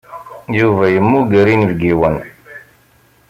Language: Kabyle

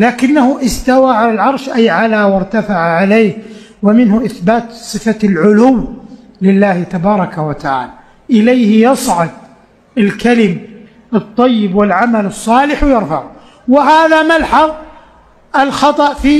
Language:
Arabic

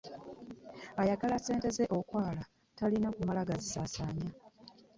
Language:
Ganda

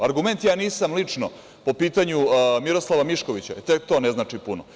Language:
Serbian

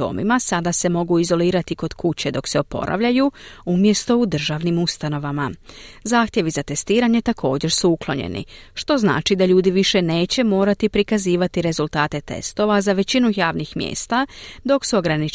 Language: Croatian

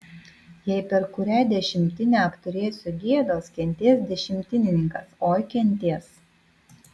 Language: Lithuanian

